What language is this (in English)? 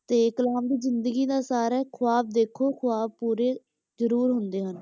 Punjabi